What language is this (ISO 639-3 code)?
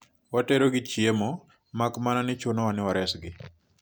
luo